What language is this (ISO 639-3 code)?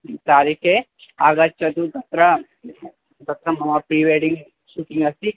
san